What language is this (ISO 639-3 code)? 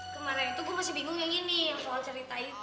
ind